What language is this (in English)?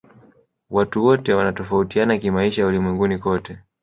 Swahili